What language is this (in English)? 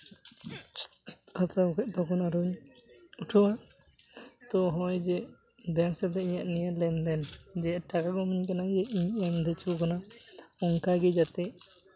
Santali